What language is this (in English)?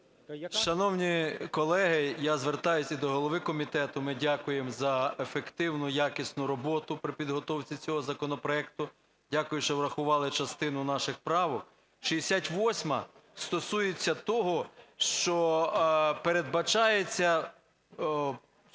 Ukrainian